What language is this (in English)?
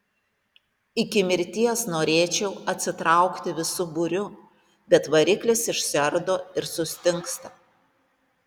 Lithuanian